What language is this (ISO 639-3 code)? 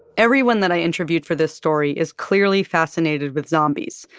eng